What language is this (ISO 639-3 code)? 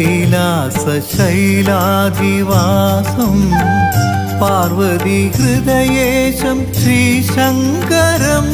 mal